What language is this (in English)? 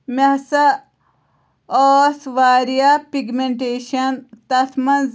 Kashmiri